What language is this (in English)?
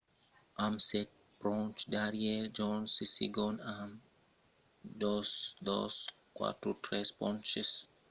Occitan